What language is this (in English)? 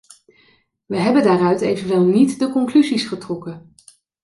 Dutch